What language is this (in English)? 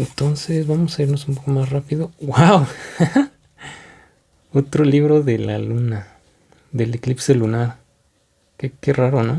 Spanish